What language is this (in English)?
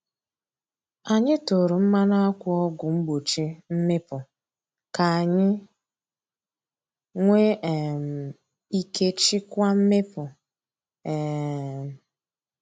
Igbo